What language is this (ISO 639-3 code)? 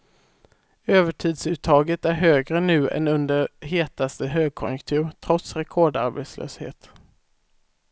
swe